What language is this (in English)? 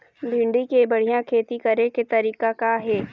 Chhattisgarhi